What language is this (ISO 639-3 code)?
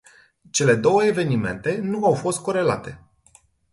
ron